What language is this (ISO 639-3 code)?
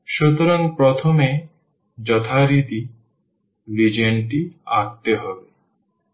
ben